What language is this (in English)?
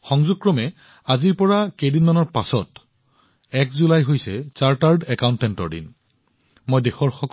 Assamese